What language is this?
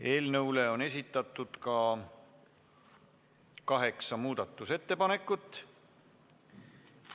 Estonian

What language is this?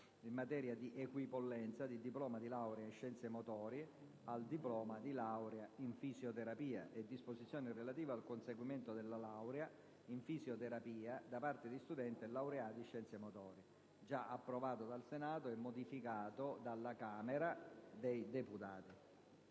Italian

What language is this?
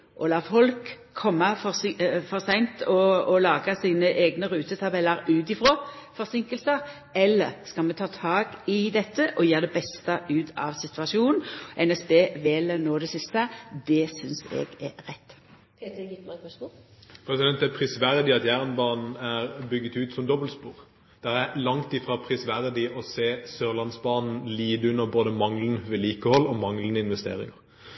Norwegian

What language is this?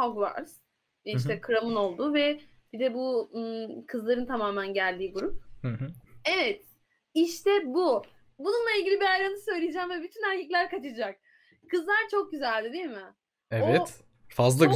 Turkish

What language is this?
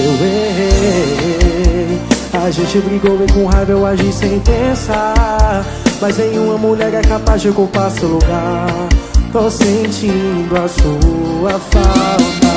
Portuguese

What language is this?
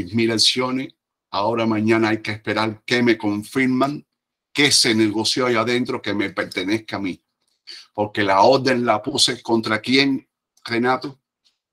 Spanish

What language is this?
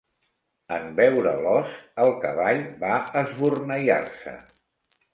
Catalan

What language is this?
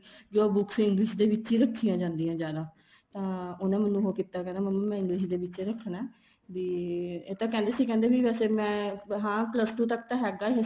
Punjabi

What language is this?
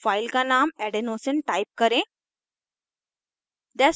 Hindi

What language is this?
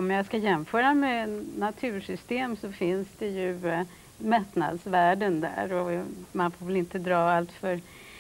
Swedish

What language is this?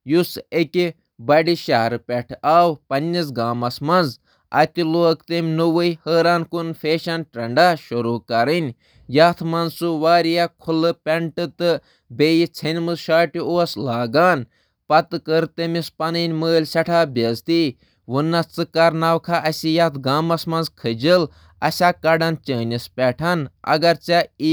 Kashmiri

